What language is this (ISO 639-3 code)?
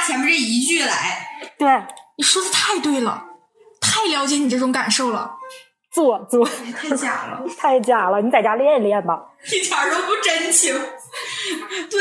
zho